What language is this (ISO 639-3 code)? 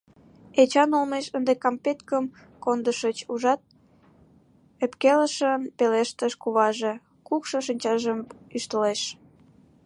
chm